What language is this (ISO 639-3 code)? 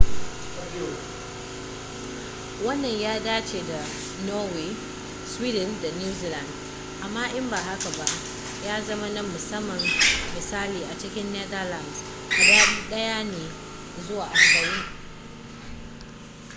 hau